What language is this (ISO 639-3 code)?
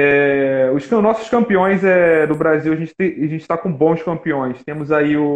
por